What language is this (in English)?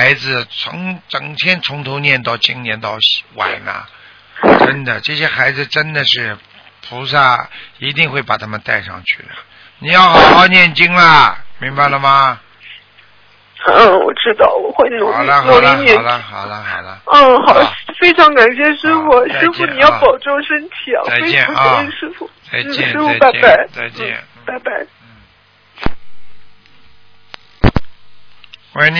Chinese